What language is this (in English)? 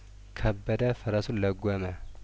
Amharic